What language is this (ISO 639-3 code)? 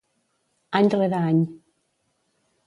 cat